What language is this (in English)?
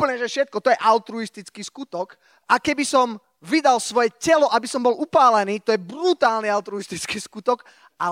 Slovak